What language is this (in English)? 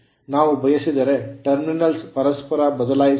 Kannada